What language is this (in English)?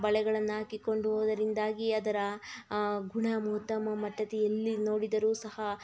Kannada